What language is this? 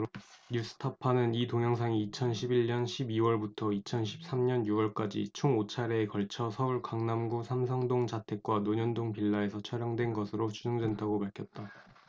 Korean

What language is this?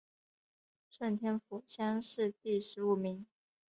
Chinese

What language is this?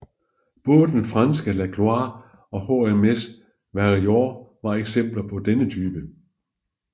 Danish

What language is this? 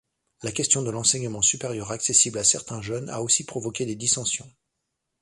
French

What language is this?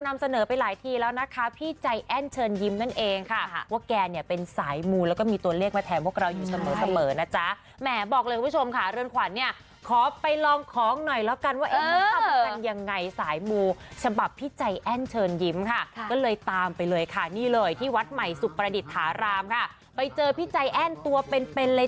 Thai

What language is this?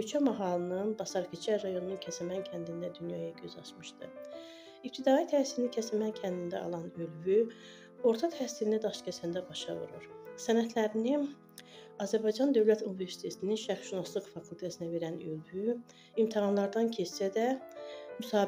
Turkish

